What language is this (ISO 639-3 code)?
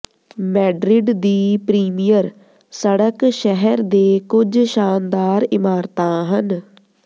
pan